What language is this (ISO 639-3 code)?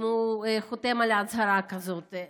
heb